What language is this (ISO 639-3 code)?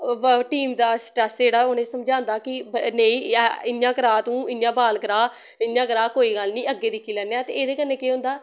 doi